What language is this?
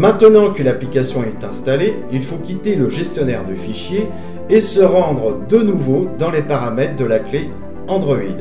French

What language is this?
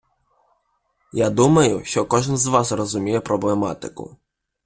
Ukrainian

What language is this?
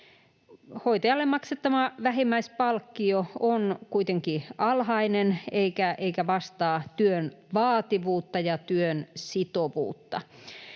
Finnish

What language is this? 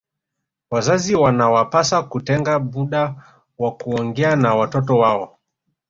Swahili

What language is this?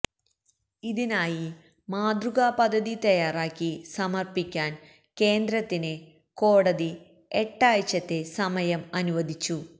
Malayalam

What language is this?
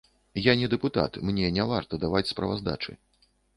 Belarusian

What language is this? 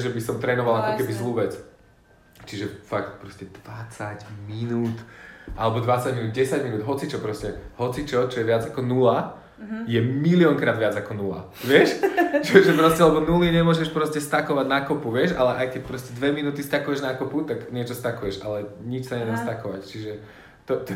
Slovak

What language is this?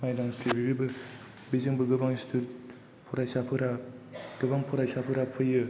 Bodo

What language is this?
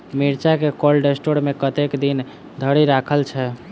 Maithili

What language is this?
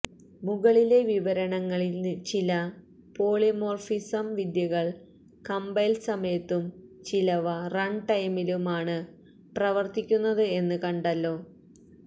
Malayalam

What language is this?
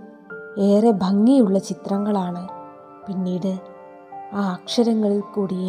Malayalam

